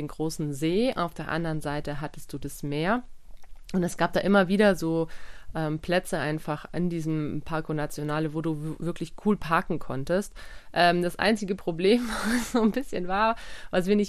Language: German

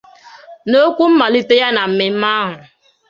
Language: Igbo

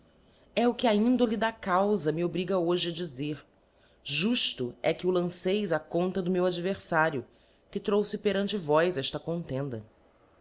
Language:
Portuguese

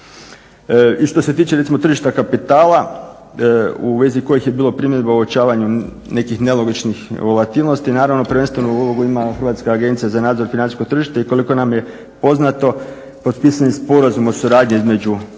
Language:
Croatian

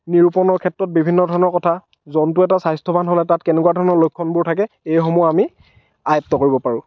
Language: Assamese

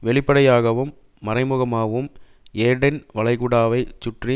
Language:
Tamil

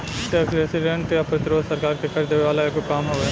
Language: Bhojpuri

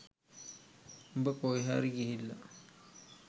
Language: Sinhala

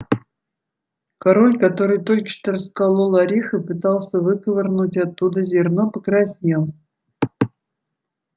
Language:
Russian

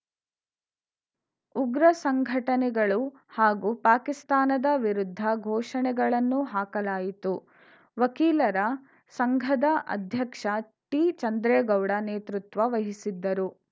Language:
Kannada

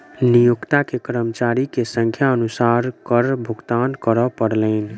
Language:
Maithili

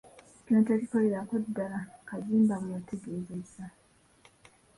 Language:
Ganda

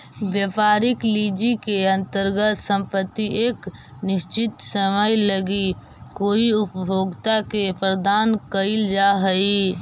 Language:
Magahi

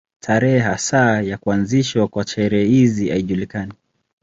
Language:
Swahili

